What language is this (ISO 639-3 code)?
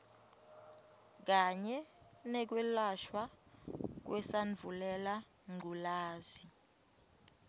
ssw